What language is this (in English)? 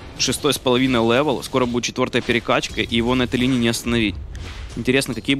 Russian